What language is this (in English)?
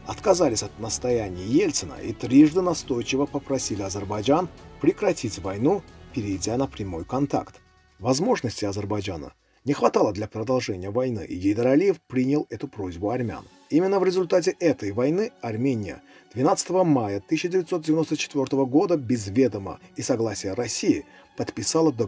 Russian